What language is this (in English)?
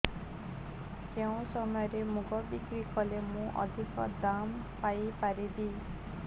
Odia